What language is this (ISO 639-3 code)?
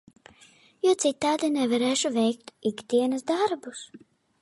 lav